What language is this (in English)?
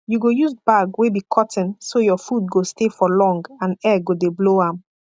Nigerian Pidgin